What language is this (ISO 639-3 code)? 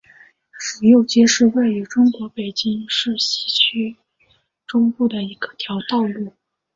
zho